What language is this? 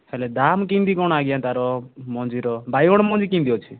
Odia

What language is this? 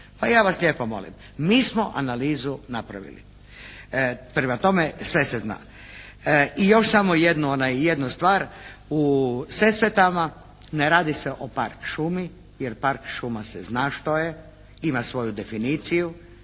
Croatian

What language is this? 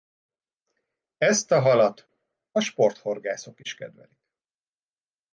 Hungarian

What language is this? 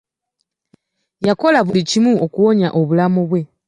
Ganda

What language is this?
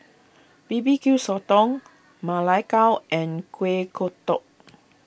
English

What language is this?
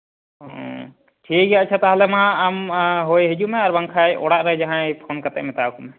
Santali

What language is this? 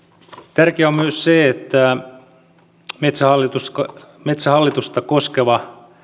Finnish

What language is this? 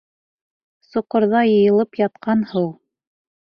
Bashkir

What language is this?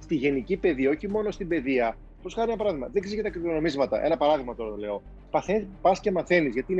Greek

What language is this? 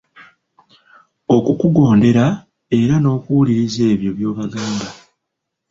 Ganda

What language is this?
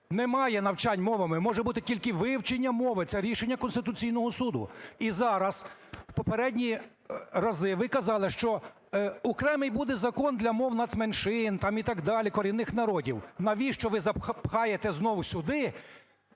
Ukrainian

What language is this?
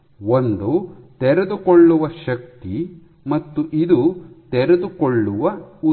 Kannada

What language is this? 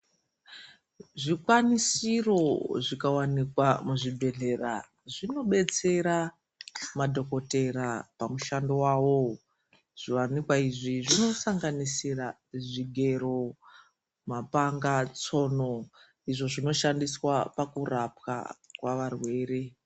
Ndau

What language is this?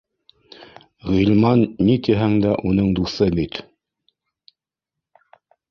Bashkir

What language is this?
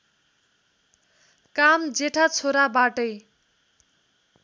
Nepali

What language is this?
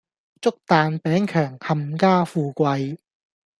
Cantonese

